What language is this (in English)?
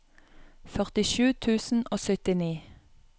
Norwegian